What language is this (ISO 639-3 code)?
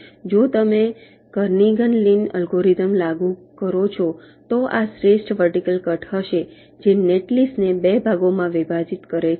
guj